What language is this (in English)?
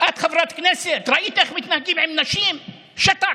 Hebrew